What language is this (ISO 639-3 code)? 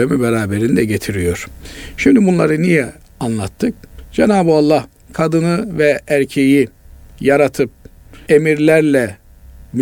tur